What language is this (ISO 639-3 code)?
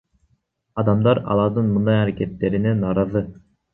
kir